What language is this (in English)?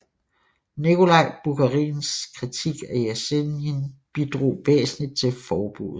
Danish